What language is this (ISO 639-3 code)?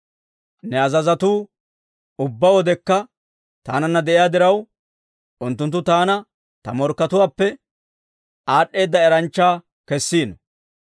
dwr